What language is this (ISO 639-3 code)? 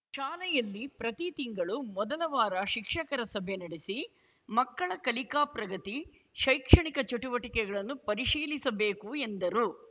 kan